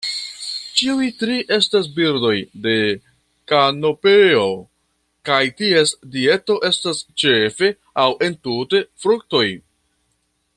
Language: Esperanto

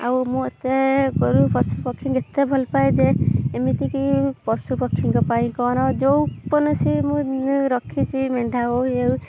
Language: Odia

